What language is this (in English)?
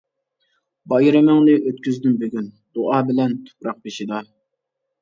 Uyghur